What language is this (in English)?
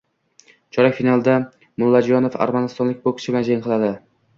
Uzbek